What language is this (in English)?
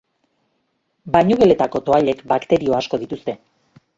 Basque